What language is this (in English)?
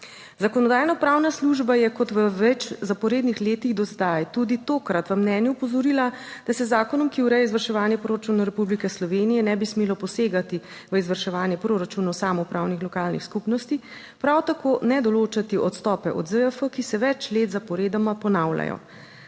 Slovenian